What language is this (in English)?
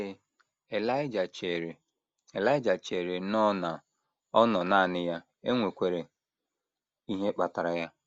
Igbo